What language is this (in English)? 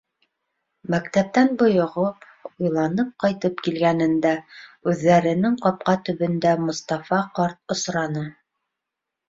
Bashkir